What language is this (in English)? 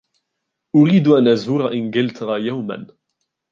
Arabic